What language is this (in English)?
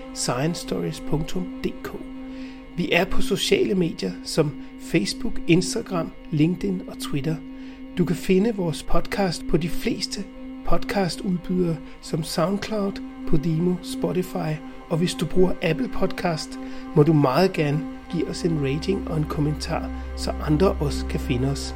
Danish